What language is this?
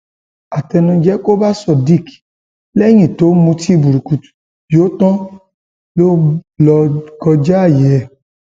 Yoruba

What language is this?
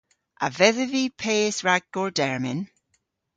Cornish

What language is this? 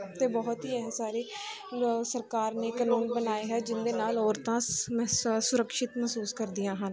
Punjabi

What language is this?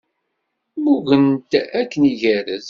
Kabyle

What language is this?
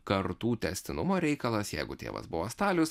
Lithuanian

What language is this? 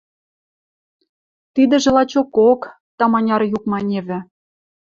Western Mari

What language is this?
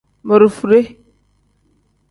Tem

